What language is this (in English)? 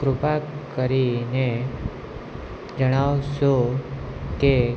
Gujarati